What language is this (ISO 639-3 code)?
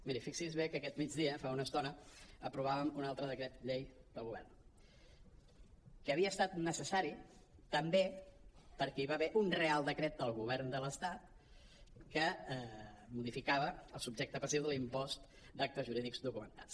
cat